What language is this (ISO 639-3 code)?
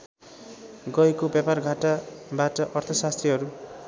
nep